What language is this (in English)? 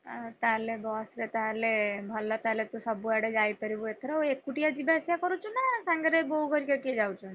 Odia